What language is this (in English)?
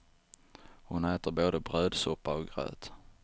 Swedish